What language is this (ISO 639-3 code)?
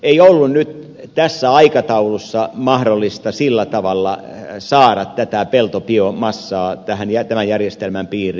fin